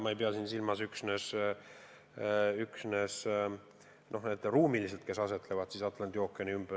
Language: Estonian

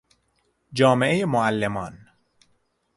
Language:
Persian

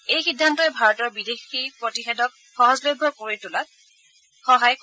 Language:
Assamese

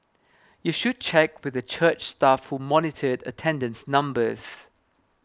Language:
English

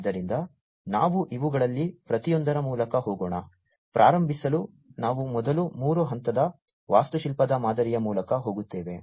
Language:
Kannada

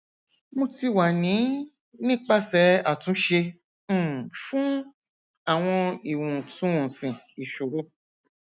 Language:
Yoruba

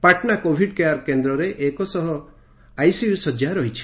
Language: Odia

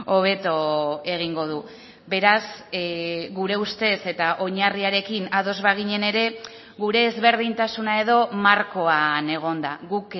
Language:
Basque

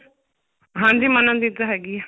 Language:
Punjabi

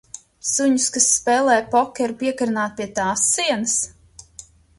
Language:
Latvian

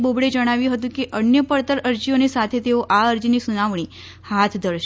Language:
Gujarati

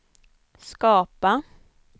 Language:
Swedish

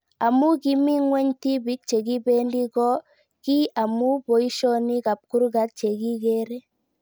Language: Kalenjin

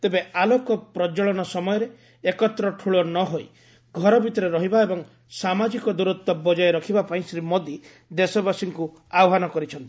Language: Odia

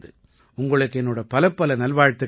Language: Tamil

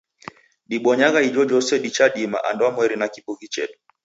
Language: Taita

